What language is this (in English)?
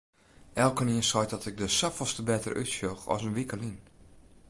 Western Frisian